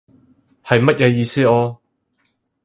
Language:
Cantonese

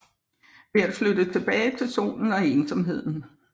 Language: Danish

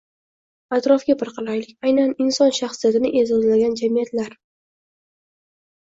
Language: Uzbek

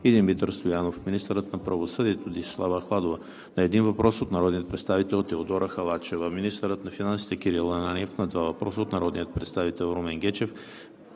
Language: Bulgarian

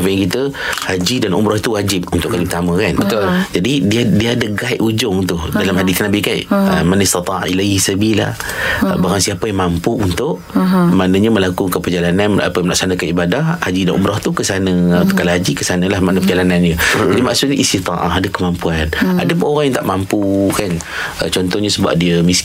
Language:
Malay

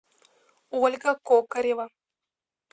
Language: Russian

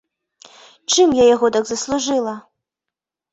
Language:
Belarusian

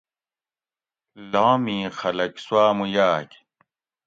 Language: Gawri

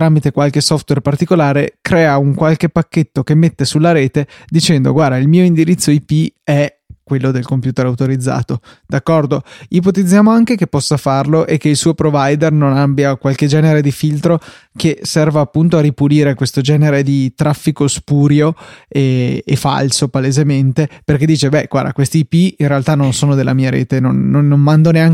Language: Italian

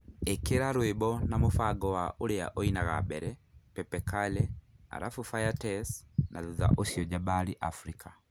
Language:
Kikuyu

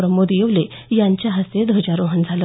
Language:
Marathi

